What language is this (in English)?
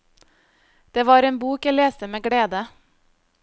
Norwegian